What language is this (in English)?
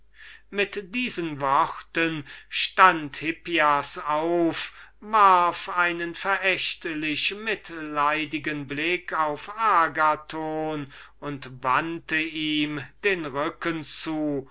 German